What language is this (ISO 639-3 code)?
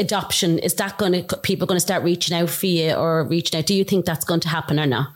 eng